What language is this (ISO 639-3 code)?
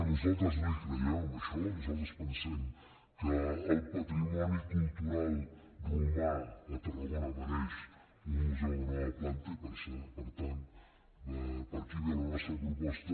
cat